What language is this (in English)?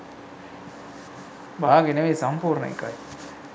Sinhala